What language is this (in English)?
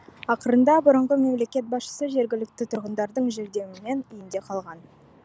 Kazakh